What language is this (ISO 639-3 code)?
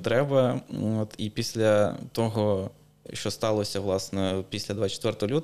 ukr